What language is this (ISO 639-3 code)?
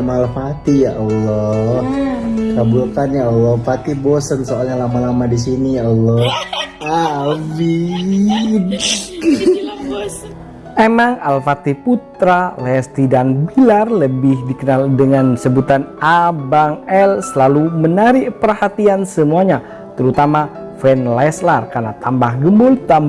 ind